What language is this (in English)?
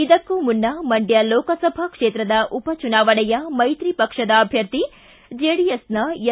Kannada